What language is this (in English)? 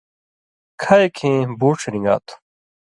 Indus Kohistani